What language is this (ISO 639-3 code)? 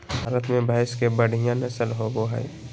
mag